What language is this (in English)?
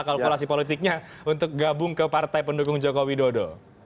Indonesian